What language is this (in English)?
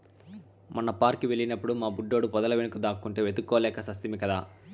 Telugu